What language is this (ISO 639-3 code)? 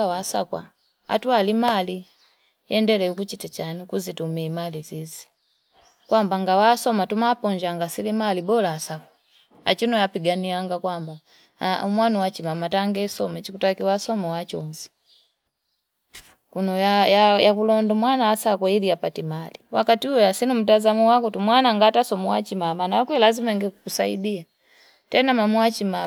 fip